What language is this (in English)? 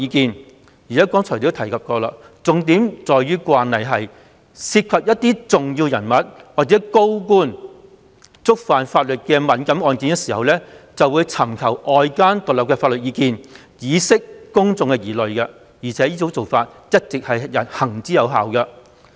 Cantonese